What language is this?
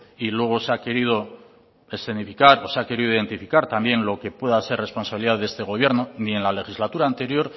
Spanish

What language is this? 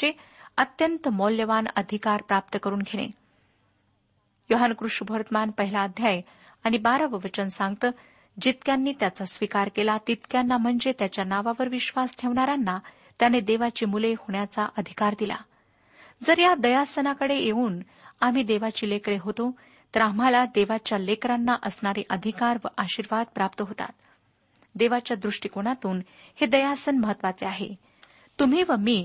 Marathi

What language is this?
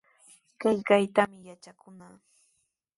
Sihuas Ancash Quechua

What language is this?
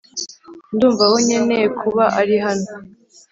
Kinyarwanda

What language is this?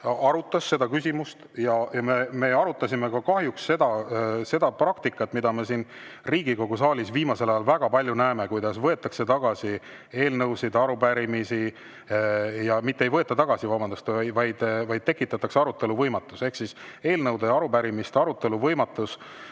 Estonian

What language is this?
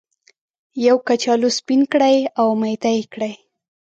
Pashto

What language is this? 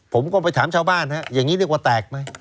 Thai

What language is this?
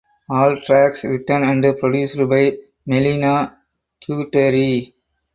English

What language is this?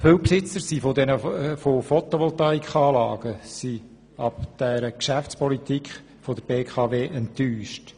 Swiss German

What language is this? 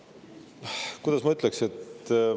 Estonian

